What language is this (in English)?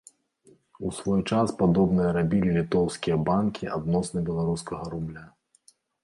Belarusian